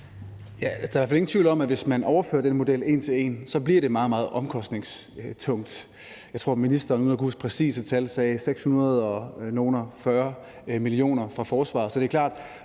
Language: Danish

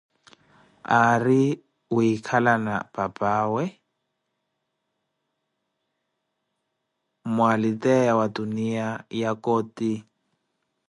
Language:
Koti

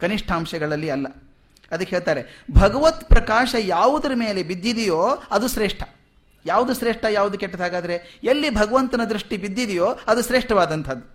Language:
Kannada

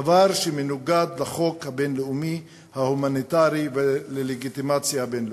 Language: Hebrew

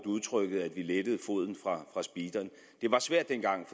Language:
Danish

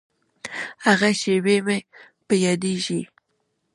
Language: Pashto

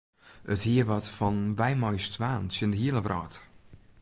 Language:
Western Frisian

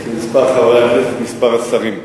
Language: Hebrew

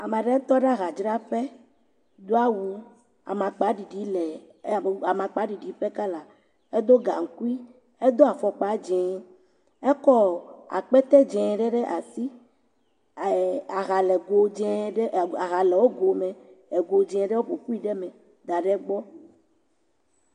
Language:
Ewe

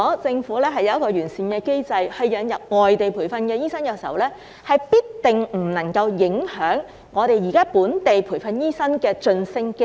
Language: Cantonese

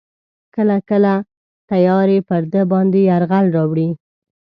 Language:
Pashto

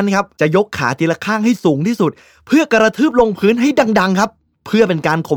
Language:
Thai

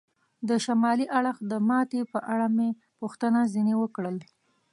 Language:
Pashto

